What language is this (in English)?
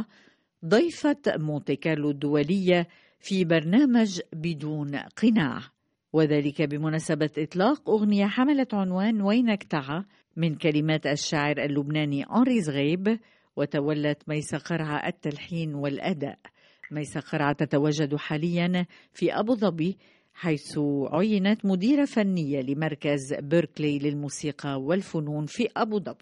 Arabic